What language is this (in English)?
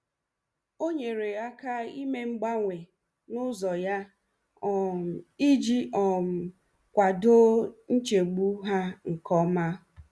Igbo